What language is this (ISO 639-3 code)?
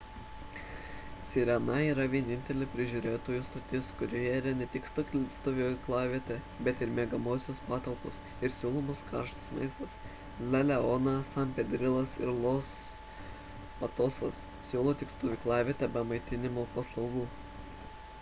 lit